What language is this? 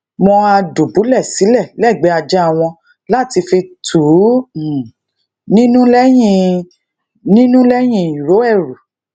Yoruba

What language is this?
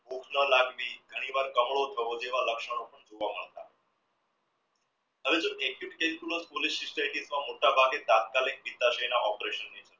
Gujarati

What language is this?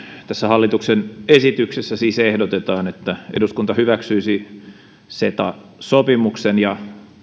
Finnish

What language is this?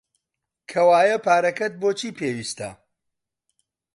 Central Kurdish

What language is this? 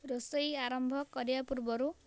Odia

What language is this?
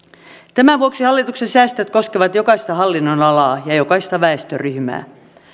Finnish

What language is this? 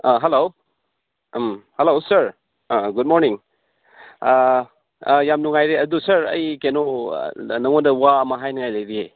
Manipuri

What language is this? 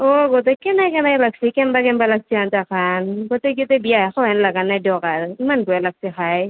Assamese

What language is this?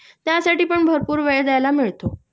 Marathi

